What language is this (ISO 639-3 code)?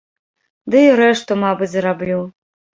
bel